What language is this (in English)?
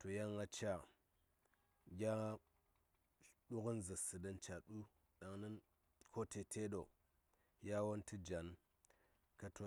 Saya